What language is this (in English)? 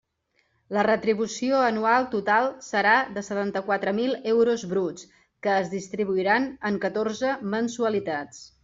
Catalan